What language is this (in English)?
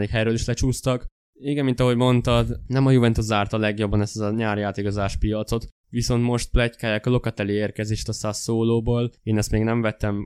Hungarian